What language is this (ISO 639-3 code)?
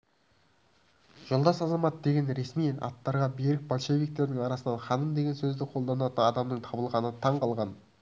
kaz